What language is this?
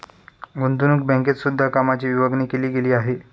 Marathi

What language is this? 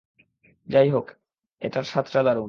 Bangla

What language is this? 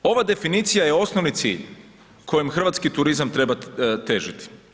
Croatian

